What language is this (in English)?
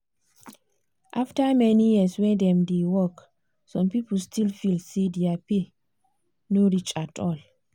Nigerian Pidgin